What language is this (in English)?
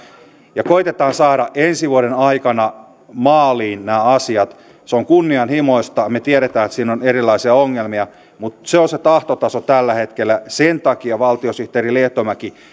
Finnish